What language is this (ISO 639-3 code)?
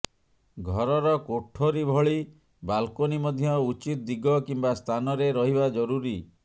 ori